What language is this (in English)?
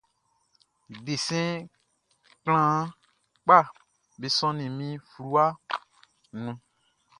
Baoulé